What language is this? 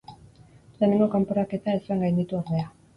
Basque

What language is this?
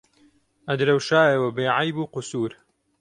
Central Kurdish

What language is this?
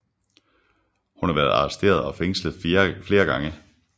Danish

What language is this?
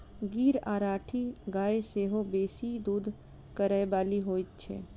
Maithili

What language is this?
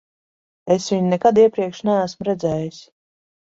Latvian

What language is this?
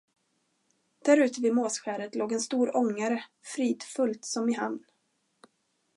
Swedish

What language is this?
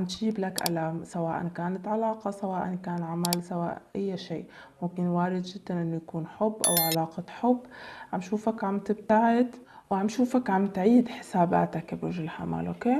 Arabic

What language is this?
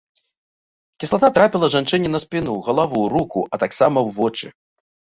Belarusian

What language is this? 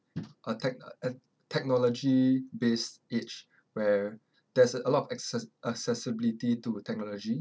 English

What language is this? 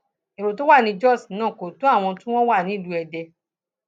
Yoruba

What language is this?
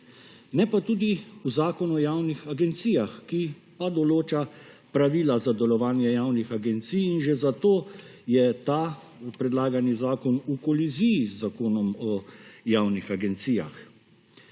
Slovenian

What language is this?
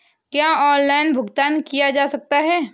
Hindi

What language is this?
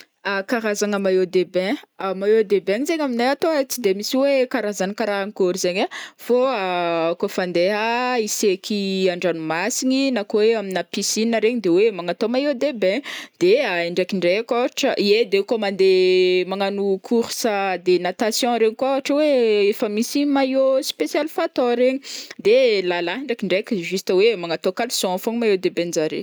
Northern Betsimisaraka Malagasy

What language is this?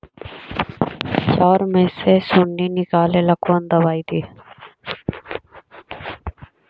Magahi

